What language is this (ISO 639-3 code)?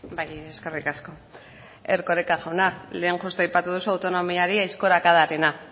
eus